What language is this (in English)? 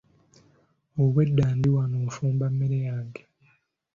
Ganda